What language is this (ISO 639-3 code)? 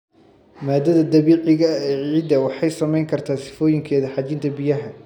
som